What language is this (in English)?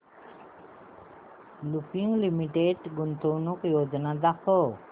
Marathi